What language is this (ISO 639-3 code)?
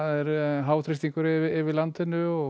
isl